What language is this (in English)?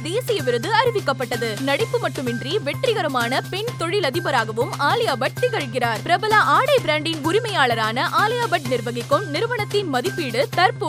Tamil